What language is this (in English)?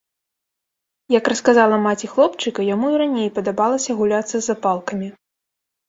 Belarusian